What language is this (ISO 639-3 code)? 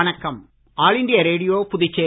tam